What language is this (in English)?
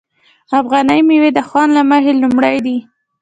Pashto